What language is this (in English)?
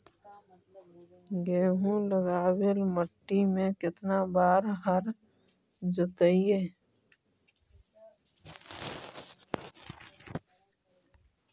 Magahi